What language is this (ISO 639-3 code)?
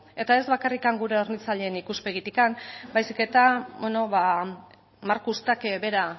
eus